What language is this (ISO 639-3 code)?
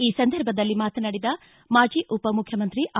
kan